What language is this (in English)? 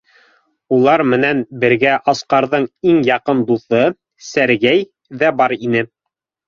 Bashkir